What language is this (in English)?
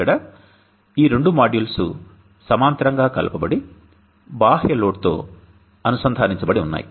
Telugu